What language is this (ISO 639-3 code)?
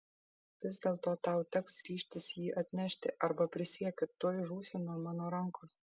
lit